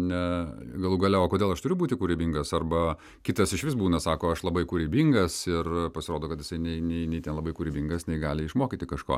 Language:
Lithuanian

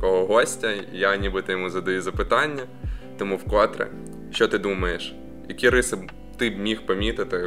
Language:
Ukrainian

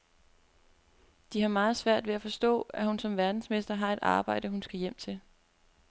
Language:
Danish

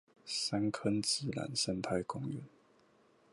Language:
Chinese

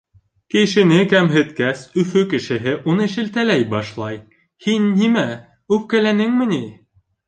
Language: Bashkir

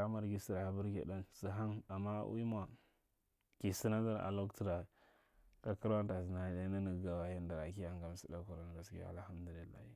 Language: Marghi Central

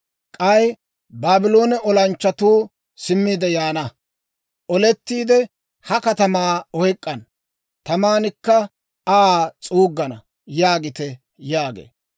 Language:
Dawro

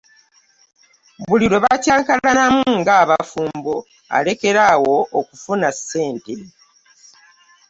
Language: Ganda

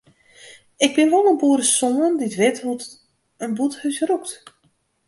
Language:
Western Frisian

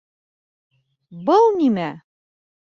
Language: Bashkir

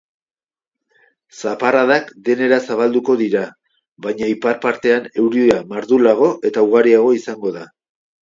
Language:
Basque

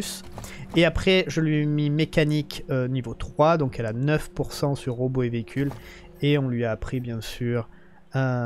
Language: French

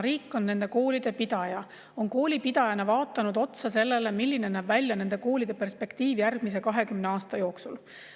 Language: Estonian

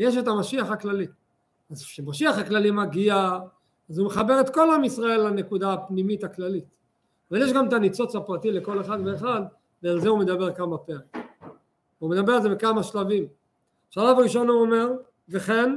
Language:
Hebrew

